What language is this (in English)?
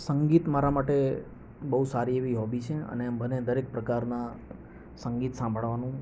Gujarati